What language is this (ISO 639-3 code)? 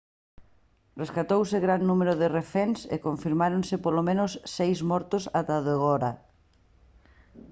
glg